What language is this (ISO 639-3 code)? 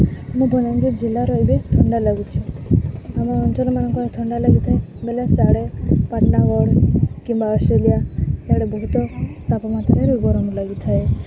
ori